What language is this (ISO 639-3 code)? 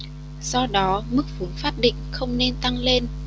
vie